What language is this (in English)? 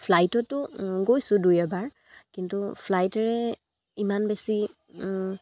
Assamese